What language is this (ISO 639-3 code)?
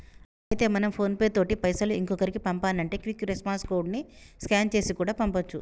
tel